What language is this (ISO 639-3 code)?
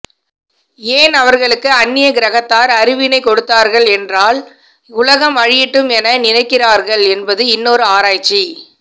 tam